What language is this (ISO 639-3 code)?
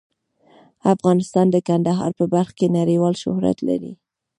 pus